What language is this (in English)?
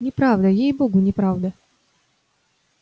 Russian